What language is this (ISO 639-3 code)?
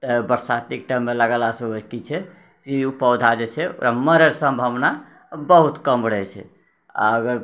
mai